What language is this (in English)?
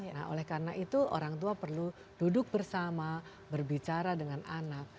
Indonesian